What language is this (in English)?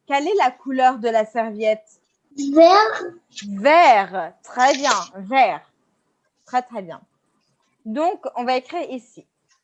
French